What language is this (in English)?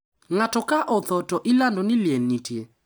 Luo (Kenya and Tanzania)